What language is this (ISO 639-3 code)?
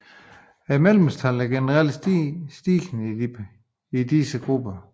dan